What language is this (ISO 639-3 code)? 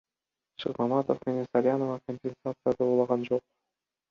kir